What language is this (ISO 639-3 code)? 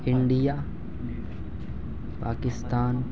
urd